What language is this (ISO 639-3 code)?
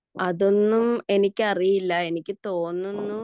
mal